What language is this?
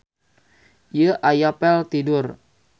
Sundanese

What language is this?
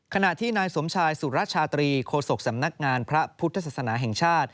Thai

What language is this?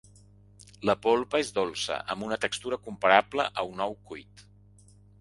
Catalan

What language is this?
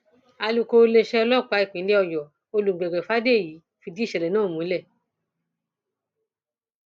Yoruba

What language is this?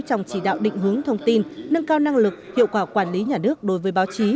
Vietnamese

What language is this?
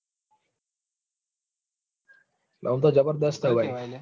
Gujarati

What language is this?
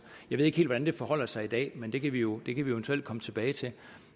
Danish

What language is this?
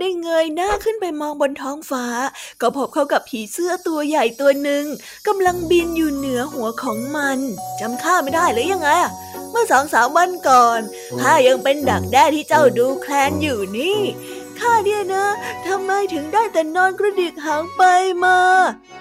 Thai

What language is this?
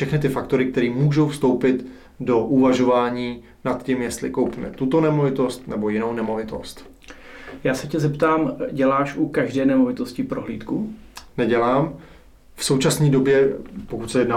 Czech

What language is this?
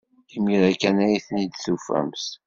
Kabyle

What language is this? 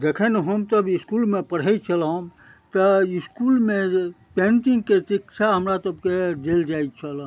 Maithili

